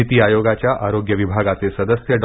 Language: Marathi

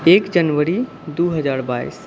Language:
Maithili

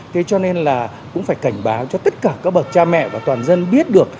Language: Vietnamese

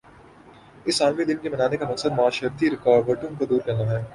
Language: Urdu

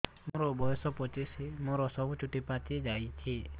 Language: Odia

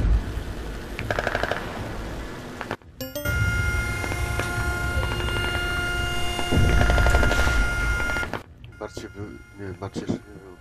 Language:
Polish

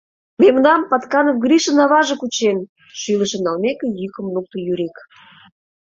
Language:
Mari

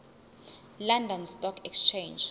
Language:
Zulu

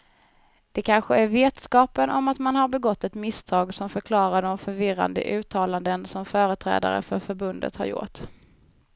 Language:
Swedish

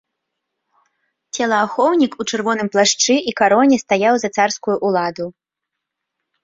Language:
Belarusian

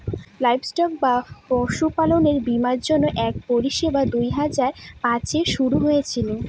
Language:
Bangla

